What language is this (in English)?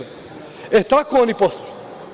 Serbian